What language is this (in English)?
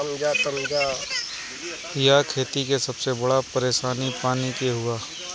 Bhojpuri